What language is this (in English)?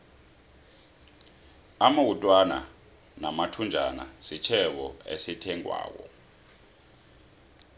South Ndebele